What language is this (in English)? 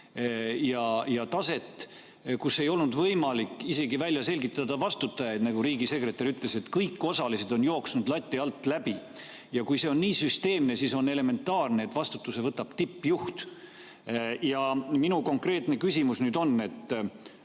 Estonian